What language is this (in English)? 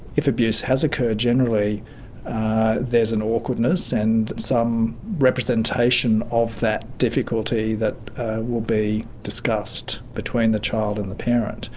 English